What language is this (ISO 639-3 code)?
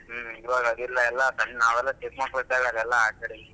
kan